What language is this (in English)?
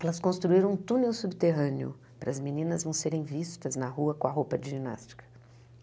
Portuguese